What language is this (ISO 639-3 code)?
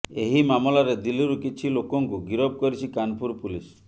ori